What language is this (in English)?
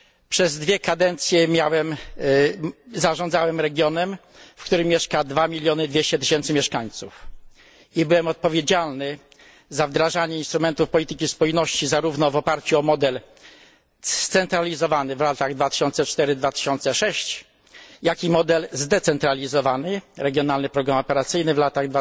Polish